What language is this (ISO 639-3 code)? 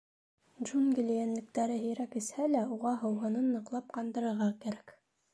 bak